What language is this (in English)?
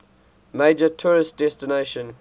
English